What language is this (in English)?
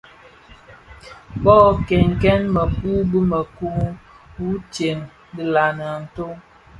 Bafia